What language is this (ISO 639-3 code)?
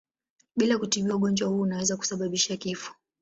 swa